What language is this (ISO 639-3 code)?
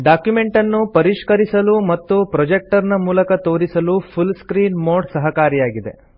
kan